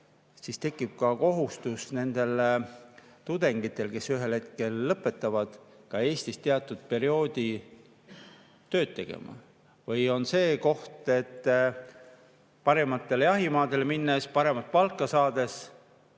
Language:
Estonian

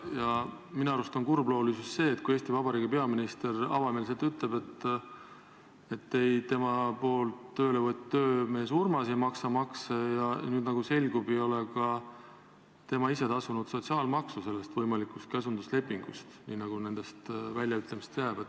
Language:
Estonian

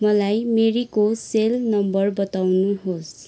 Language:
Nepali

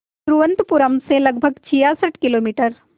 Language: Hindi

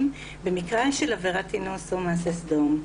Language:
Hebrew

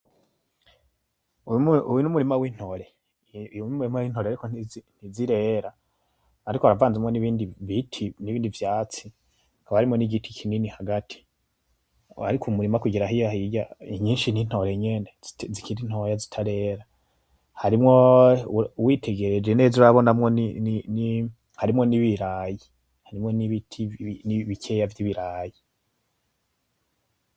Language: Rundi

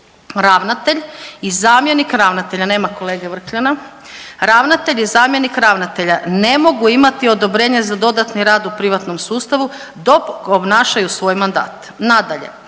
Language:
Croatian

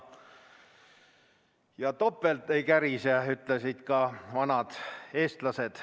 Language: Estonian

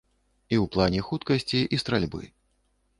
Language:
Belarusian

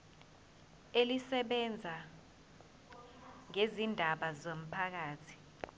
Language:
Zulu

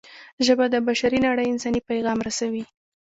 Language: Pashto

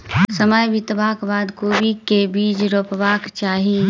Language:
Maithili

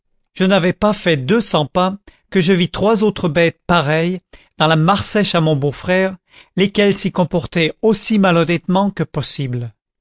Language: French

